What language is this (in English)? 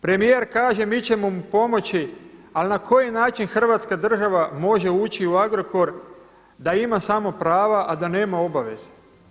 Croatian